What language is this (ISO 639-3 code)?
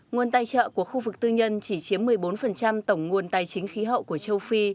vie